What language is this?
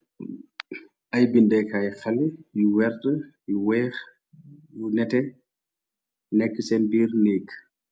Wolof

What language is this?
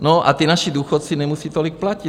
Czech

